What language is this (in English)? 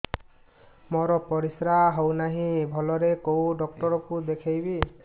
Odia